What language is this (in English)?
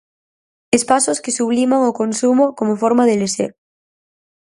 Galician